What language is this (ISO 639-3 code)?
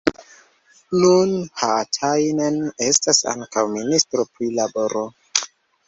epo